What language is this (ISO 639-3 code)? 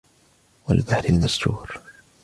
ara